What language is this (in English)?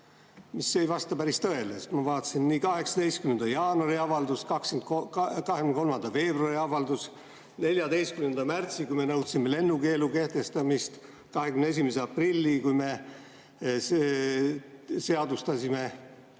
Estonian